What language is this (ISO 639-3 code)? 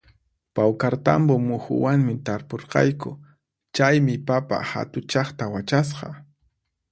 qxp